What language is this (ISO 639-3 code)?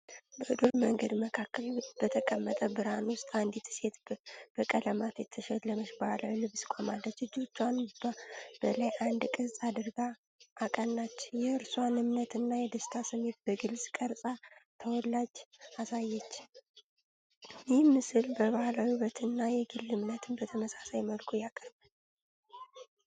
amh